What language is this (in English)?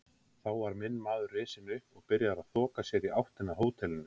Icelandic